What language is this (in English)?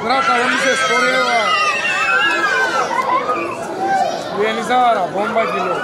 Turkish